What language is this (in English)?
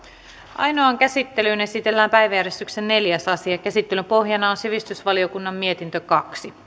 Finnish